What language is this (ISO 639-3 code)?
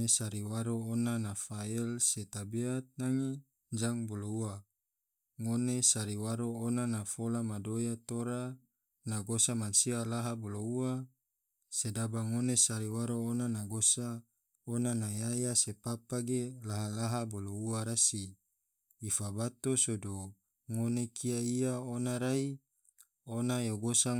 tvo